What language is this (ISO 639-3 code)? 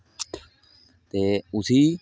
doi